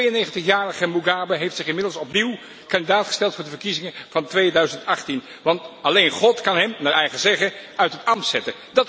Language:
Dutch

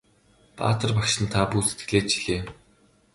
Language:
Mongolian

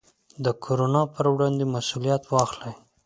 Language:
Pashto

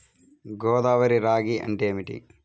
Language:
Telugu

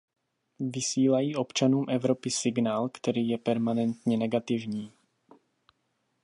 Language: Czech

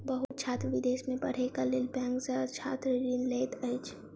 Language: Maithili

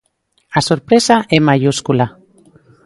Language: Galician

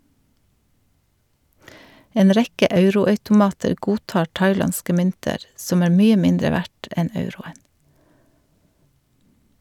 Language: Norwegian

